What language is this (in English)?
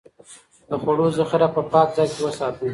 Pashto